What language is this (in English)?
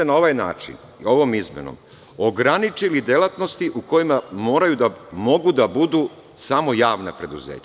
Serbian